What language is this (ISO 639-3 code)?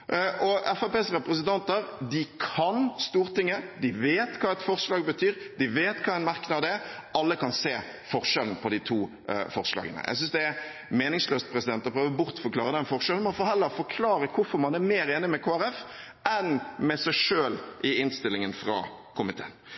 nob